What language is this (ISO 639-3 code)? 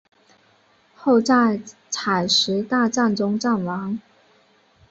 zho